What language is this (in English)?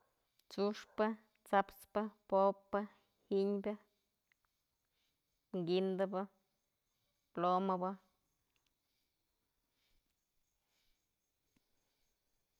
Mazatlán Mixe